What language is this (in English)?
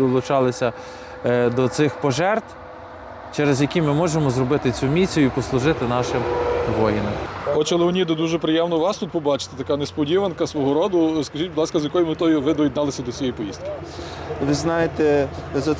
Ukrainian